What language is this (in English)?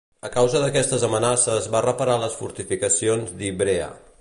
Catalan